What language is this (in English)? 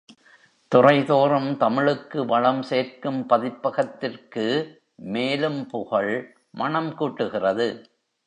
Tamil